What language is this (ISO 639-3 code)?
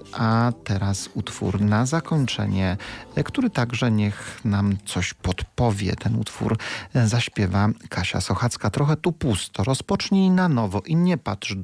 pol